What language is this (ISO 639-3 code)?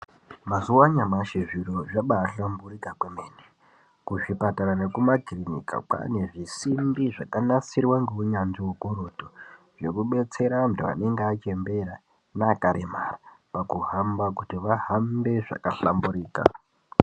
ndc